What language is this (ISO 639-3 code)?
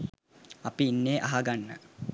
sin